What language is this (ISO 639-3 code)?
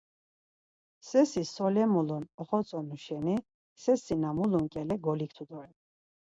lzz